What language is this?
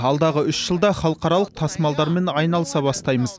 Kazakh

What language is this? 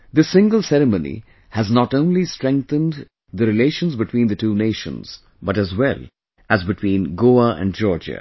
English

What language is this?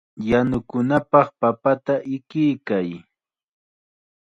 Chiquián Ancash Quechua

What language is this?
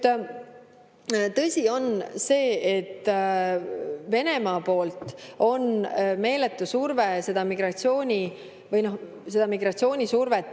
Estonian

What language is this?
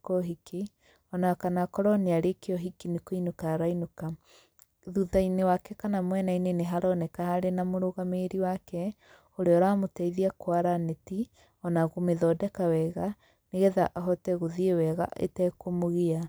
Kikuyu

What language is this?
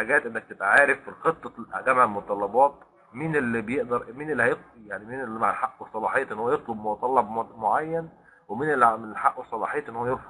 Arabic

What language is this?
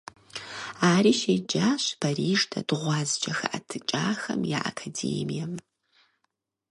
Kabardian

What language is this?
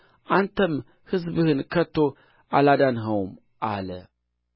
Amharic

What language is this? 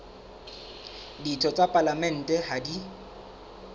Southern Sotho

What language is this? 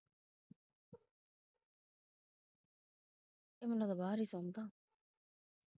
Punjabi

